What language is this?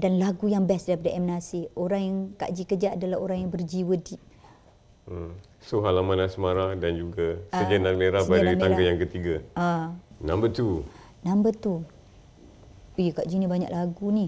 Malay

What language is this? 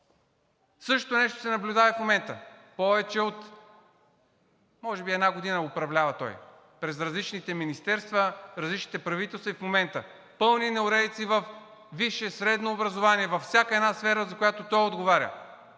Bulgarian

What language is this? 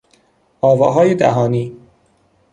Persian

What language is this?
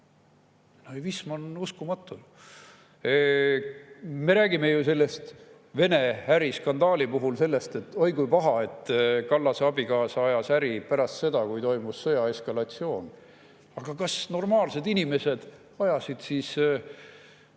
Estonian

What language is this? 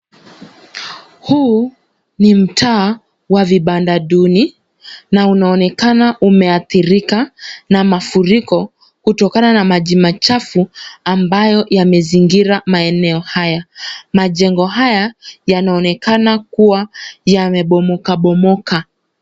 Swahili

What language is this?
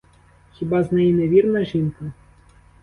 Ukrainian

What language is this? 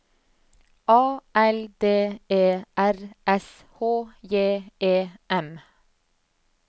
Norwegian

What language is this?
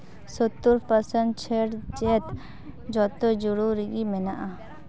Santali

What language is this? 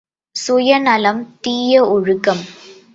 Tamil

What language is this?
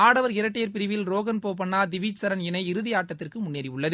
Tamil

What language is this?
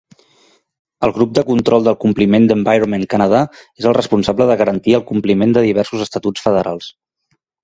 Catalan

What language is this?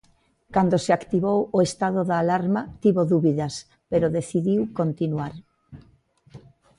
Galician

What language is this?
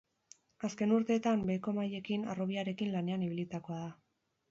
Basque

